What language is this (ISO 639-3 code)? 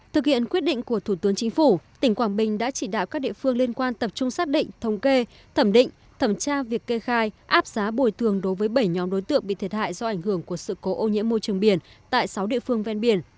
vie